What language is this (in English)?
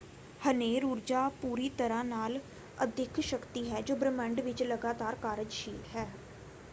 Punjabi